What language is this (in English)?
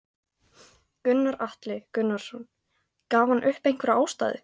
Icelandic